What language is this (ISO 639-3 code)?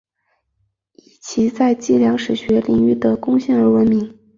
zho